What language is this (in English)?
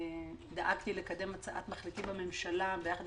Hebrew